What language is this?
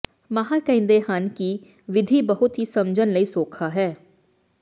Punjabi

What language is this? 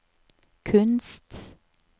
Norwegian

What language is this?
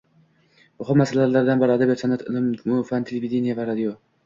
Uzbek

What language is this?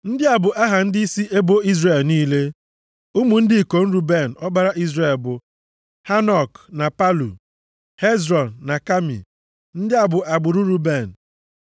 Igbo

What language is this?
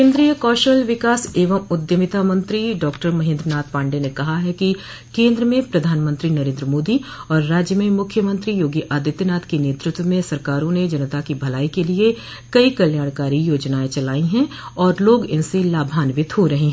Hindi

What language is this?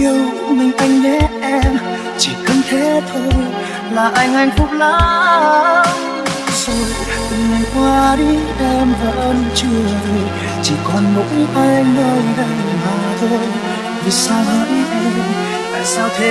Vietnamese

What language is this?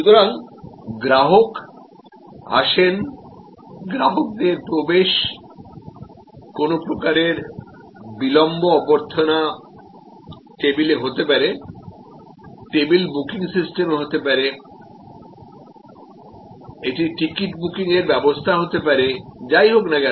Bangla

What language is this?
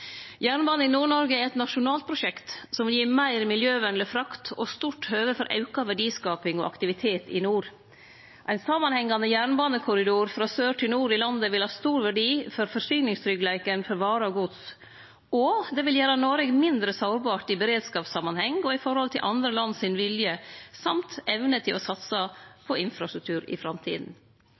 Norwegian Nynorsk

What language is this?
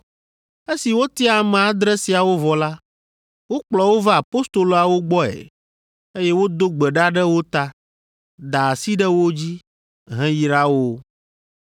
Ewe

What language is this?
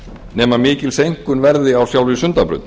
Icelandic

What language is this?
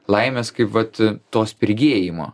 Lithuanian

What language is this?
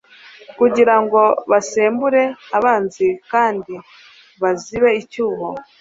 Kinyarwanda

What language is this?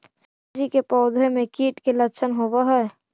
Magahi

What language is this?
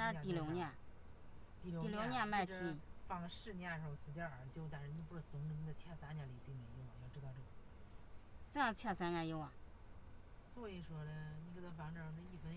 Chinese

